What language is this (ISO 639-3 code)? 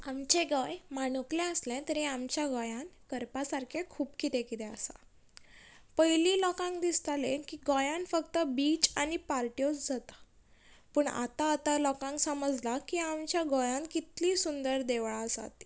kok